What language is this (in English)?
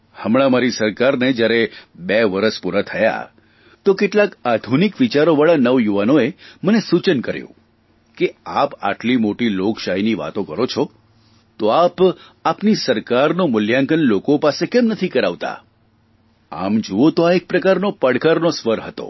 Gujarati